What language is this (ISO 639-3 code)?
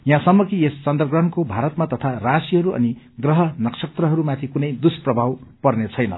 nep